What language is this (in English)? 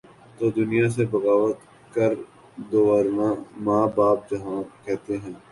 Urdu